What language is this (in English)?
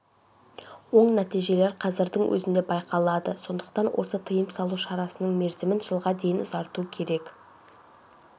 Kazakh